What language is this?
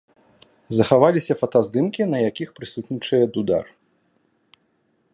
Belarusian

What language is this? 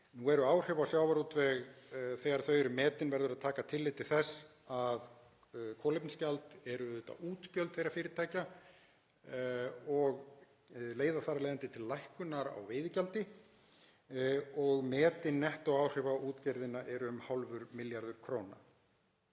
Icelandic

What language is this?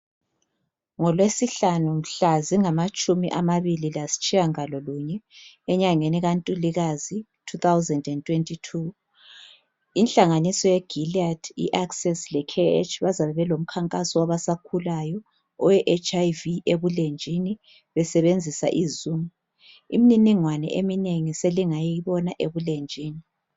North Ndebele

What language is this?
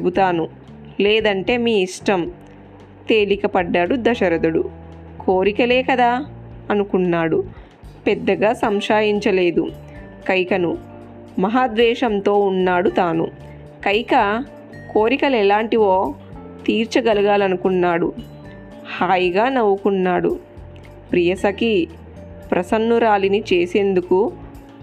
Telugu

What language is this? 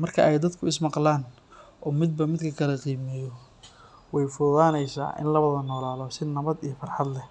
Somali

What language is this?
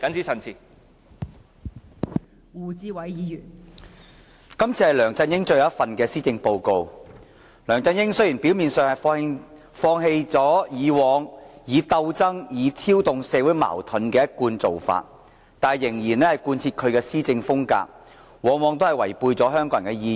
Cantonese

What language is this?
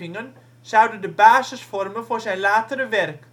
Dutch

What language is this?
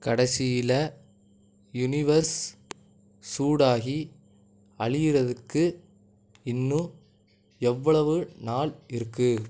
Tamil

